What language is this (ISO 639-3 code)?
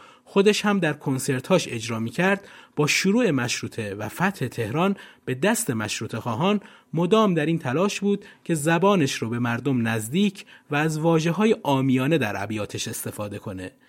fas